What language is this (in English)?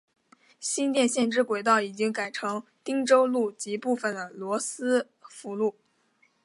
Chinese